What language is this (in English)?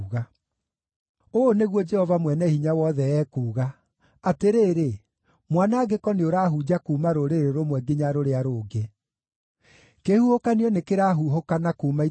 Kikuyu